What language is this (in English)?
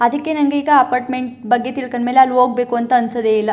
Kannada